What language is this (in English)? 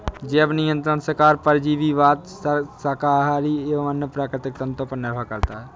Hindi